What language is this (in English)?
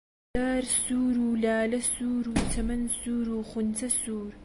Central Kurdish